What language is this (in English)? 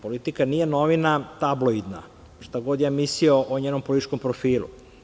Serbian